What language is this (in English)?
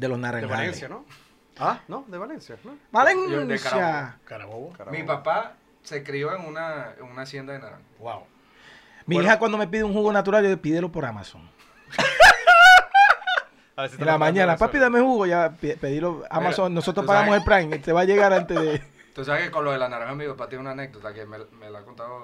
Spanish